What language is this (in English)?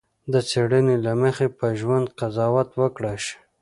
Pashto